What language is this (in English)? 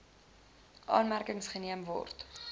Afrikaans